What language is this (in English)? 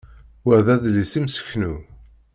Kabyle